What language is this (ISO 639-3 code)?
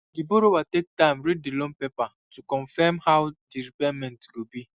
pcm